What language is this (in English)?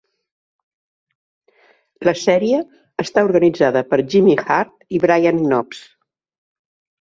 Catalan